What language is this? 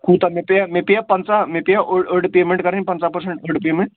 Kashmiri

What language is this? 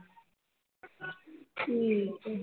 Punjabi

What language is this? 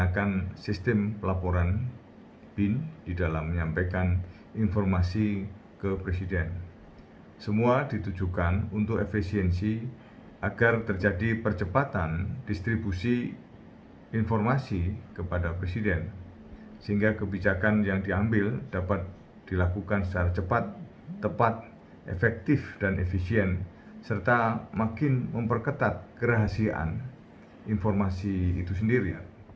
Indonesian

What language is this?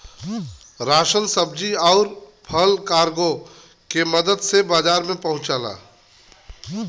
Bhojpuri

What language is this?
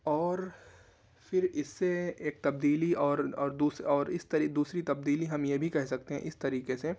Urdu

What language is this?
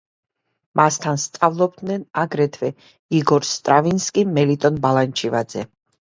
Georgian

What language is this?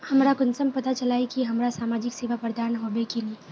Magahi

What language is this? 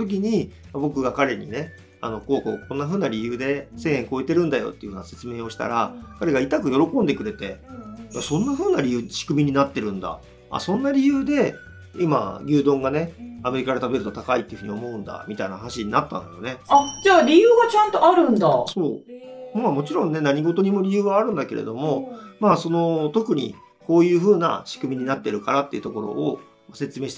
Japanese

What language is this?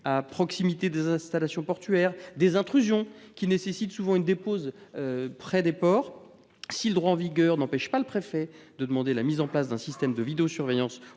French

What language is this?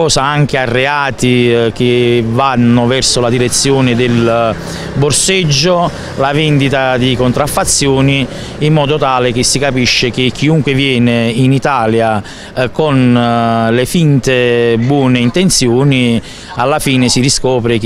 Italian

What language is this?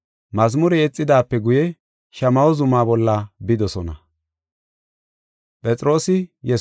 Gofa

